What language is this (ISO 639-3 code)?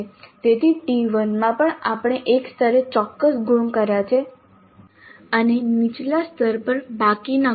guj